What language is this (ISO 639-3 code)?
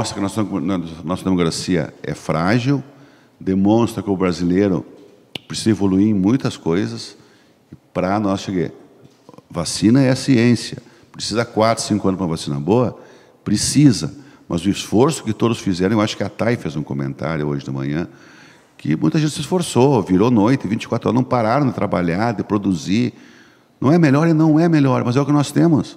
por